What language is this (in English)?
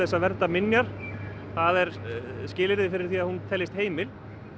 Icelandic